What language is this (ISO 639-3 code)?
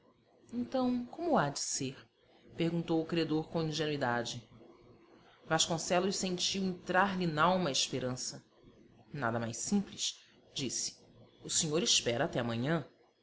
por